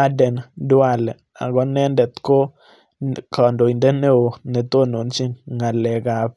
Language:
Kalenjin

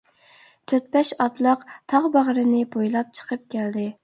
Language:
Uyghur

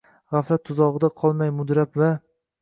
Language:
Uzbek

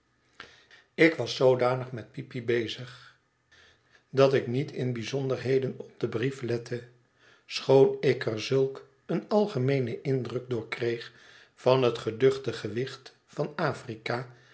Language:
Dutch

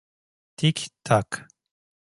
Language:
Turkish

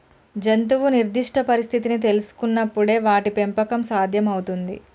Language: Telugu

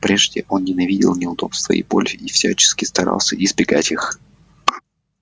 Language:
Russian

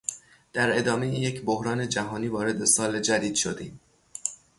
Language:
Persian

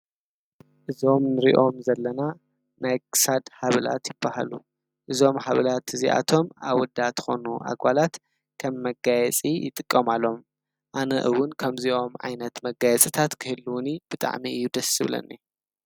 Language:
Tigrinya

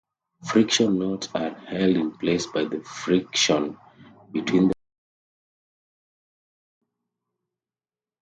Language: English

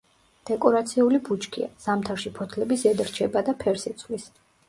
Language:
Georgian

